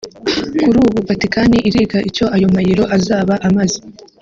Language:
Kinyarwanda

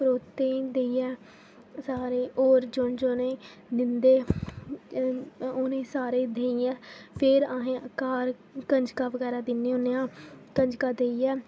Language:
Dogri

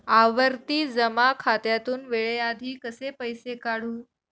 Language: Marathi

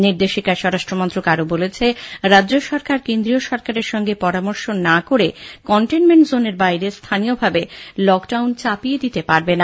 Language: Bangla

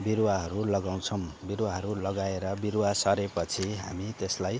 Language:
Nepali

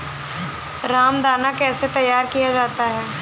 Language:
Hindi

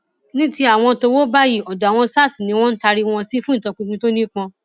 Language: Yoruba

